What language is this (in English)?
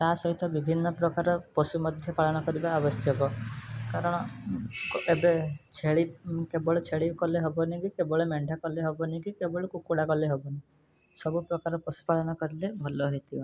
Odia